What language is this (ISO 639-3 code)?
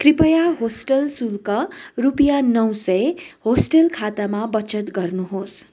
nep